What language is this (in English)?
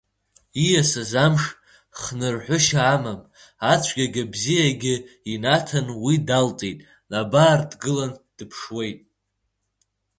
Abkhazian